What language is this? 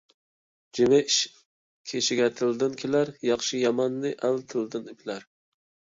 Uyghur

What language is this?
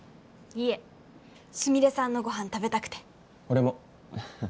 Japanese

